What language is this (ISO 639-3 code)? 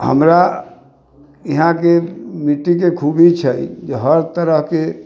mai